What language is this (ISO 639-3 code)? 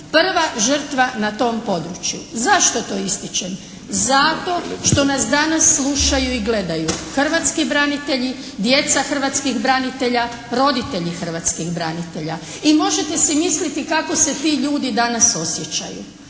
hrv